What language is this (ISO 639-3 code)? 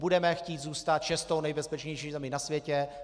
ces